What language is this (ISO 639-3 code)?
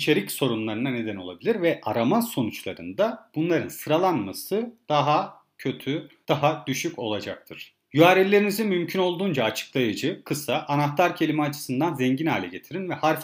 tur